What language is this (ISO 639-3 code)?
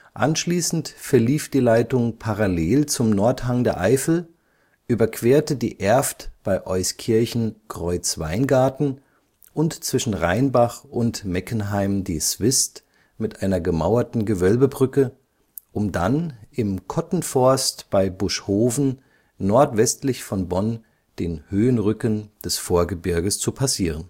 deu